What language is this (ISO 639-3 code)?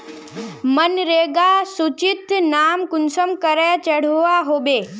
mag